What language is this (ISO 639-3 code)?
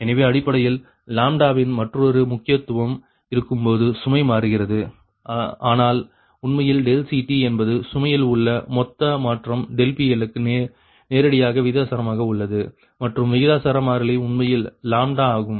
tam